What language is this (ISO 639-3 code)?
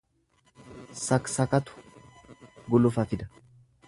orm